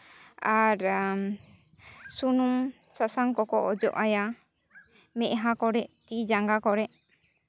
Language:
Santali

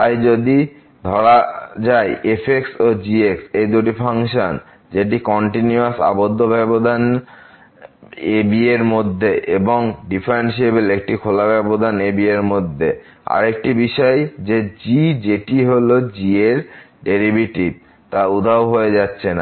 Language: Bangla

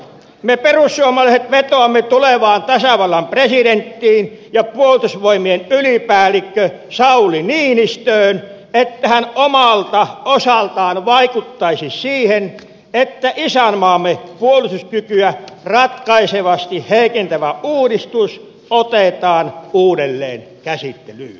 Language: Finnish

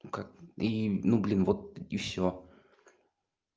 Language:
Russian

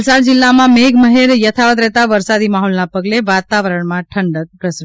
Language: Gujarati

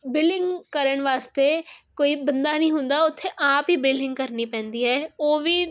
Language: Punjabi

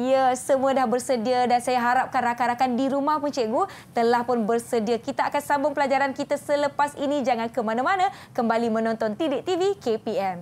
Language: Malay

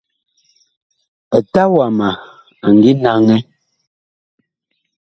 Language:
Bakoko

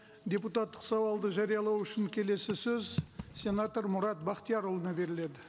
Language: Kazakh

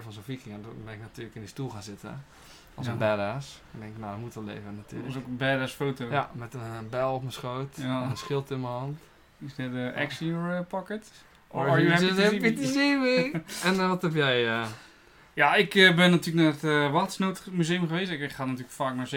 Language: Dutch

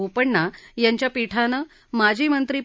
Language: Marathi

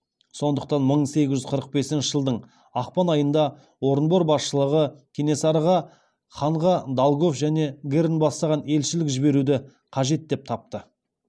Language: Kazakh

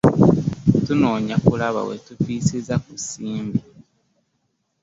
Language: Ganda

